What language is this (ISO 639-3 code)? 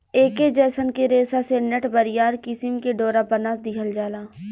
bho